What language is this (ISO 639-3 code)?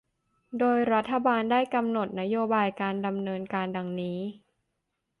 tha